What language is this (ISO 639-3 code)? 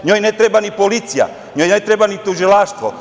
srp